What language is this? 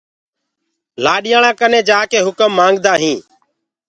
Gurgula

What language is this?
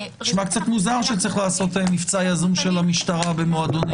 Hebrew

